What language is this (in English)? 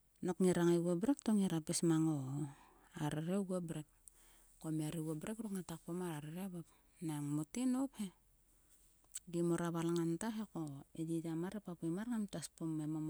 Sulka